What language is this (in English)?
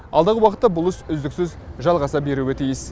Kazakh